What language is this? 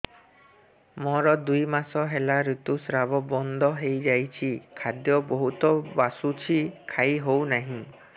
Odia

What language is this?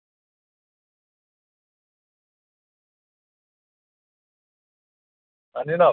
Dogri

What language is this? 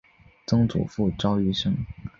Chinese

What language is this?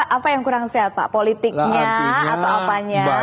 Indonesian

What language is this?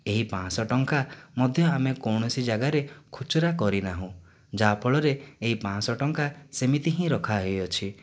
Odia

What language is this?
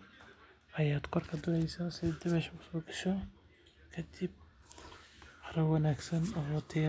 Somali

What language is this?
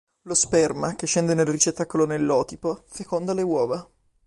Italian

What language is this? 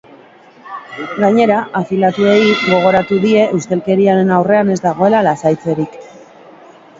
Basque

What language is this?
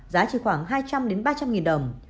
Vietnamese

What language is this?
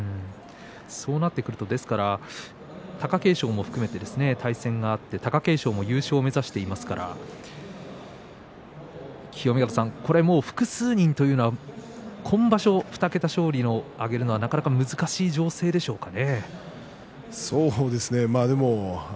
Japanese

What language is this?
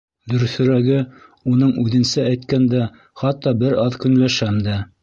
Bashkir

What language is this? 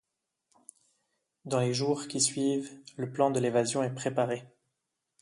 French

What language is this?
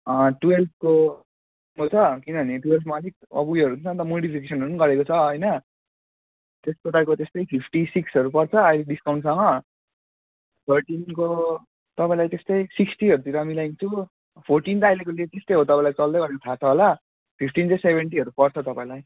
Nepali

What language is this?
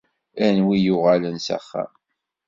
Kabyle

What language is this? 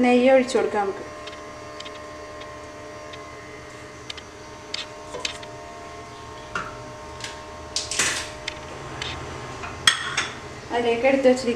Turkish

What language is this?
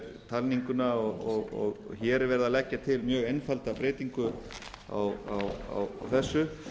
Icelandic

